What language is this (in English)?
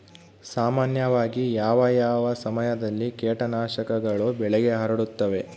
Kannada